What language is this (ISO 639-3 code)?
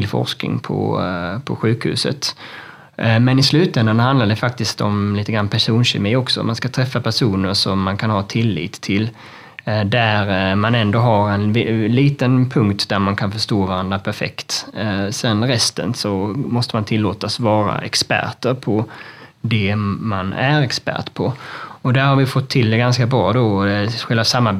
swe